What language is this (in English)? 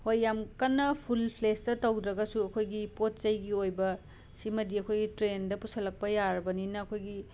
Manipuri